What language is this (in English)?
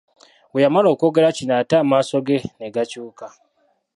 Ganda